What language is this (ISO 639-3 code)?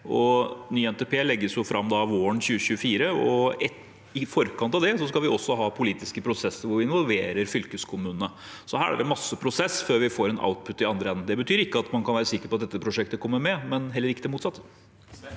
nor